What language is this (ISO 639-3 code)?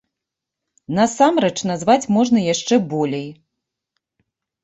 bel